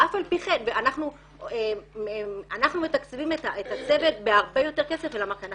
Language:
Hebrew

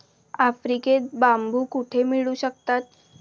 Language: Marathi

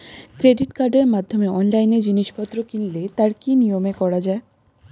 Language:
Bangla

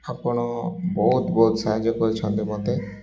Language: Odia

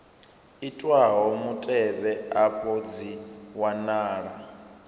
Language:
Venda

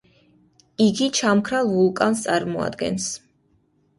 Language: Georgian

